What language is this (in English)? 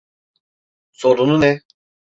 Turkish